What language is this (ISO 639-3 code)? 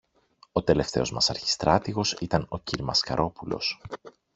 ell